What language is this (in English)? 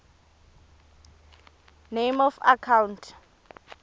Swati